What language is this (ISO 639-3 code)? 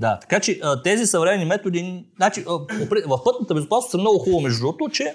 bul